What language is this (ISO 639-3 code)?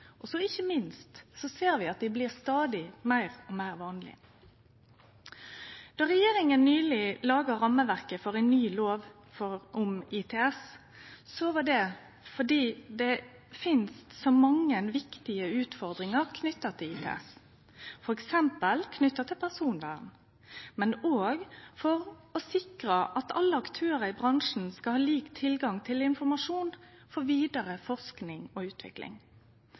nno